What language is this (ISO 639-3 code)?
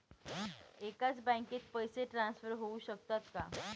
mar